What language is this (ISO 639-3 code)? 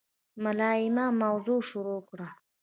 pus